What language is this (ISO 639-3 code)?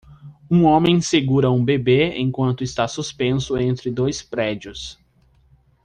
por